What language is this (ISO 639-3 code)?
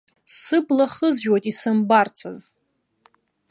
abk